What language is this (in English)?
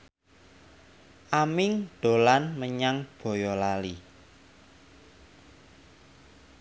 Javanese